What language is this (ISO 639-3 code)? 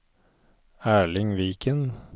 nor